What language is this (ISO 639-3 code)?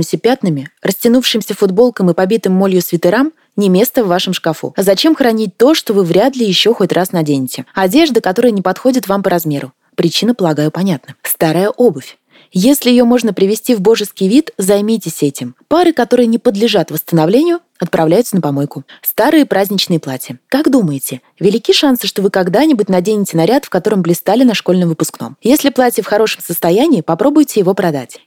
rus